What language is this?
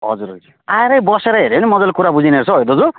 Nepali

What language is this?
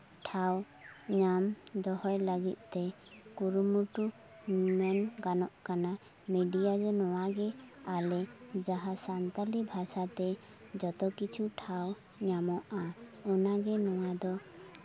Santali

